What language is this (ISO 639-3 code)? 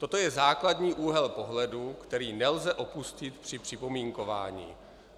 ces